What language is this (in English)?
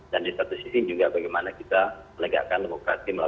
Indonesian